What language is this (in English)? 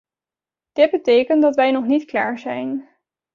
Dutch